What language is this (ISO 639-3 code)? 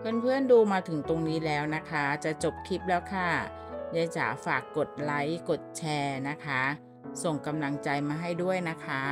tha